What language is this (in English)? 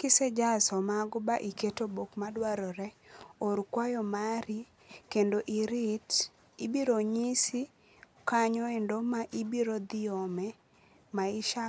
Luo (Kenya and Tanzania)